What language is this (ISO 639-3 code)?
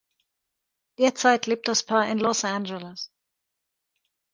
deu